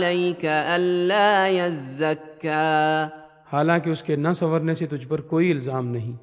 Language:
Urdu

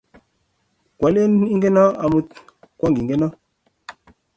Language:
Kalenjin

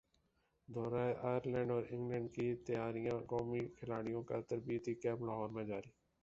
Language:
Urdu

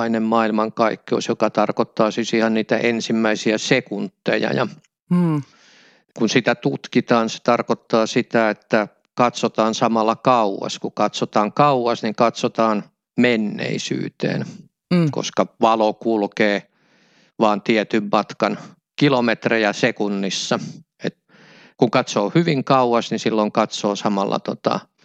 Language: Finnish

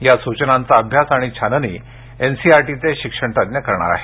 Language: Marathi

